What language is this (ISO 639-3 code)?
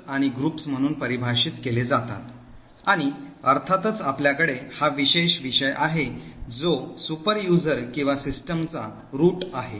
mar